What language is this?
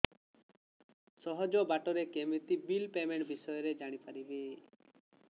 Odia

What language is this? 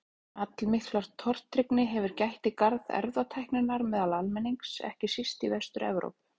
Icelandic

